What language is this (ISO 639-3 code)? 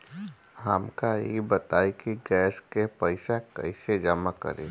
bho